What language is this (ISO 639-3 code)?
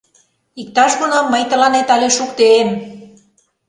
chm